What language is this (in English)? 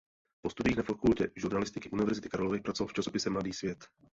Czech